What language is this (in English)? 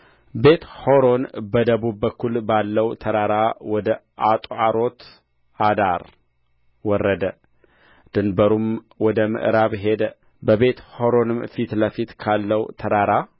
Amharic